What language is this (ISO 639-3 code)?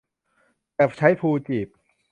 tha